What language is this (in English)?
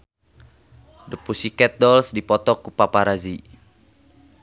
Sundanese